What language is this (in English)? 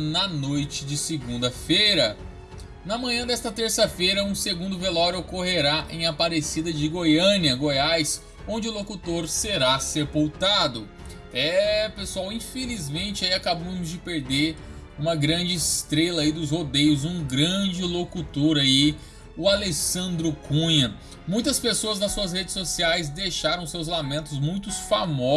Portuguese